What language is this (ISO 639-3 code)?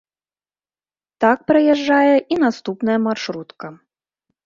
bel